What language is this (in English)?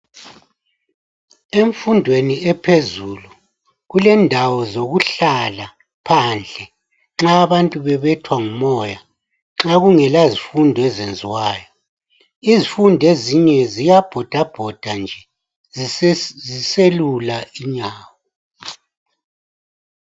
North Ndebele